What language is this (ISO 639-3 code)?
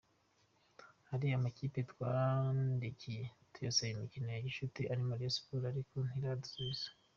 kin